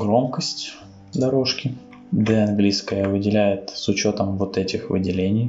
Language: Russian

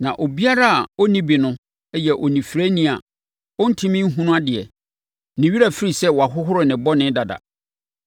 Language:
Akan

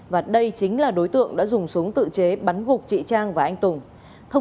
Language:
Vietnamese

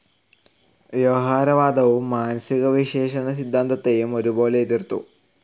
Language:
Malayalam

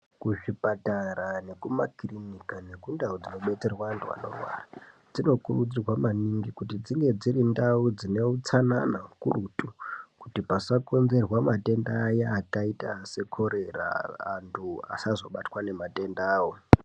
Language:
Ndau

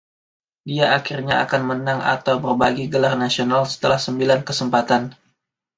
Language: Indonesian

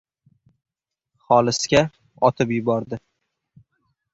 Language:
Uzbek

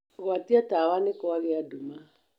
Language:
Kikuyu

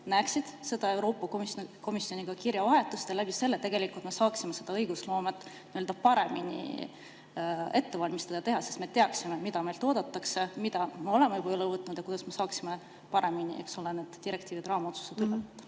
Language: Estonian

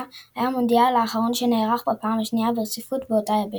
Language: Hebrew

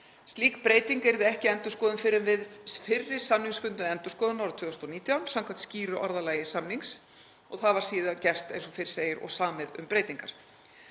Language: Icelandic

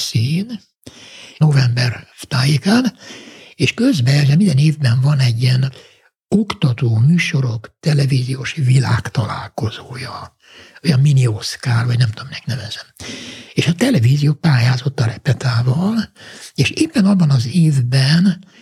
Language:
Hungarian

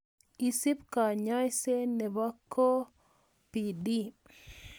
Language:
Kalenjin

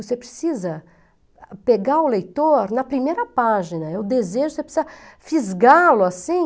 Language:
Portuguese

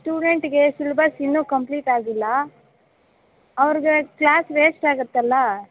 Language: Kannada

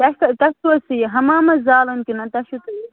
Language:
Kashmiri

